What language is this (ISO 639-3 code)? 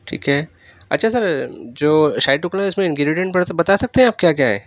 urd